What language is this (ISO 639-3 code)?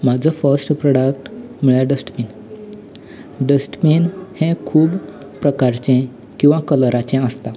kok